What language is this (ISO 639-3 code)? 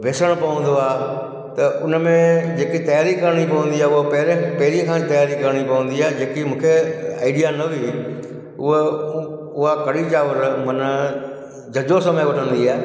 snd